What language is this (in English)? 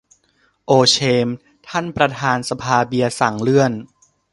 Thai